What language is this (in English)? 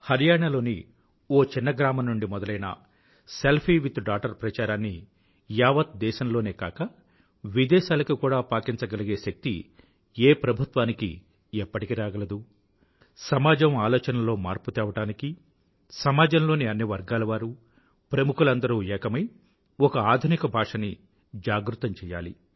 Telugu